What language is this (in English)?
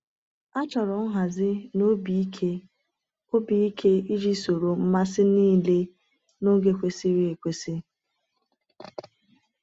Igbo